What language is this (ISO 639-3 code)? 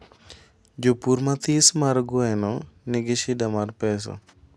luo